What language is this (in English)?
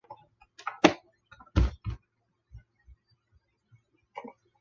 Chinese